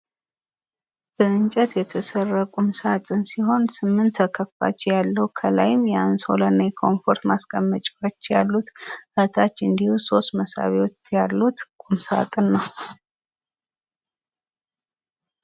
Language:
Amharic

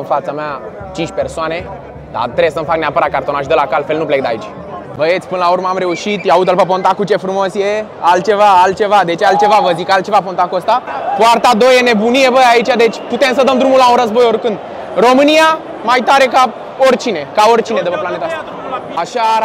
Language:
Romanian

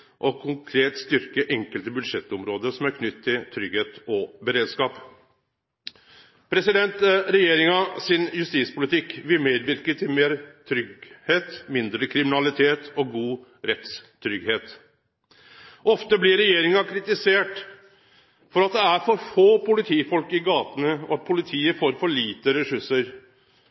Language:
Norwegian Nynorsk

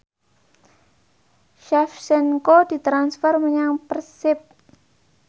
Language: Javanese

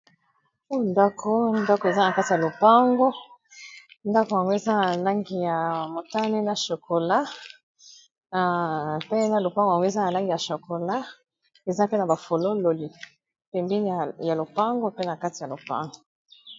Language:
Lingala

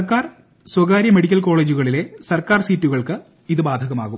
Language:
Malayalam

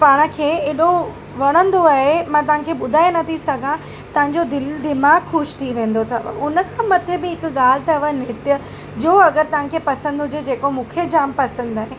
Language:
Sindhi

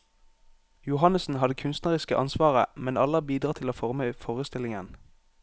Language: Norwegian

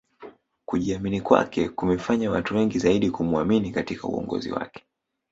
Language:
Swahili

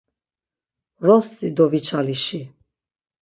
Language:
Laz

